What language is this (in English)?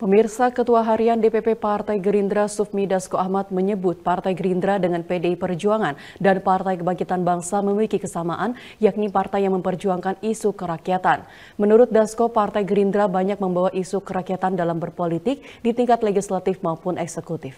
Indonesian